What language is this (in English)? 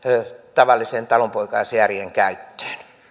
Finnish